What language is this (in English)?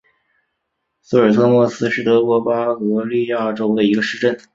Chinese